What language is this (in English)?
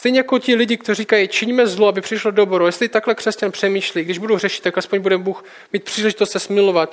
Czech